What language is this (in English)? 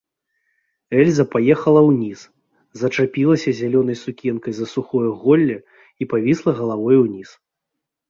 Belarusian